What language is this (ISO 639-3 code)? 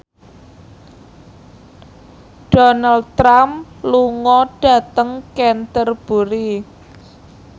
jav